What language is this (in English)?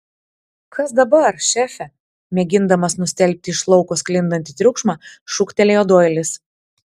Lithuanian